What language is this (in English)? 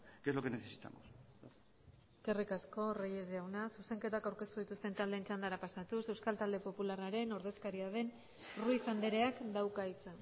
Basque